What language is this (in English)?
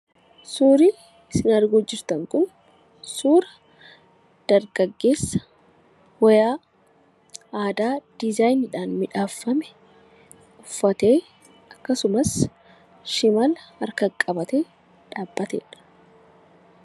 Oromo